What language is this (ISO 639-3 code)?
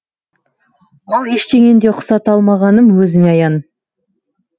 kaz